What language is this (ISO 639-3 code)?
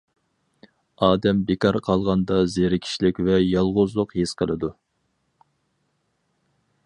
uig